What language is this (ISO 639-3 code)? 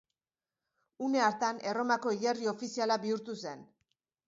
eus